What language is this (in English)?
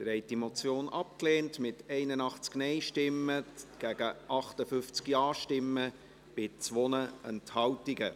Swiss German